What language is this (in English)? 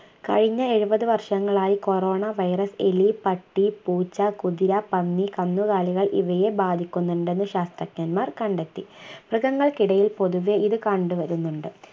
Malayalam